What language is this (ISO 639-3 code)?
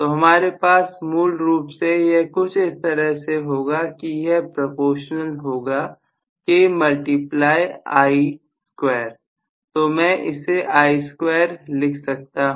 hin